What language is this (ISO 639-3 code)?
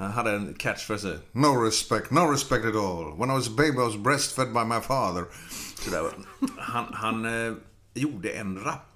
swe